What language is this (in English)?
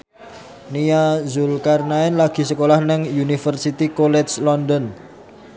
Javanese